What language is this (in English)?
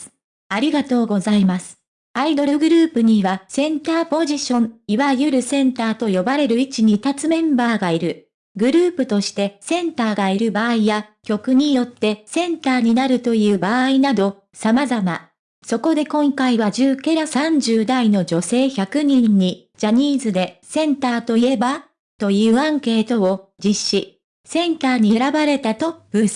Japanese